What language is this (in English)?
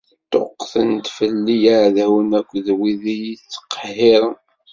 Kabyle